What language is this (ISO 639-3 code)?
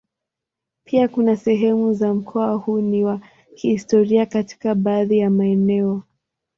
swa